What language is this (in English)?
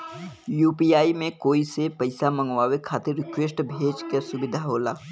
Bhojpuri